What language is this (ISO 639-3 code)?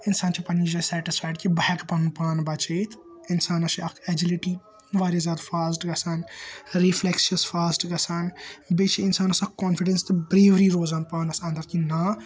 kas